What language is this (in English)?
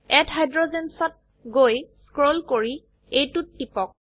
Assamese